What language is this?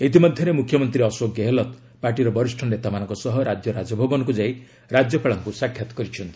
Odia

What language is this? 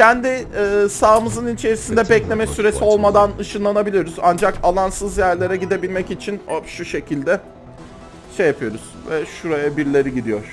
Turkish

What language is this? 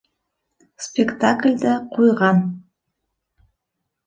Bashkir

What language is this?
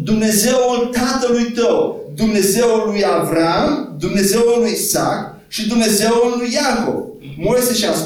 Romanian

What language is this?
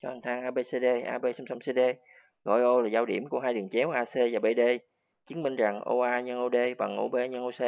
Vietnamese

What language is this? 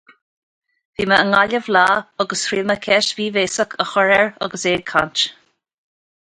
Irish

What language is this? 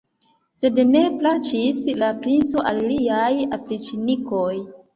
Esperanto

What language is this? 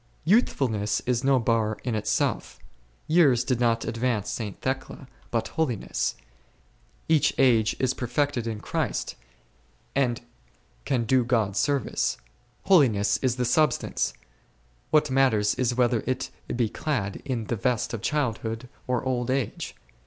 English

